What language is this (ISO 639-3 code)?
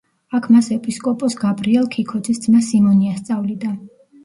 kat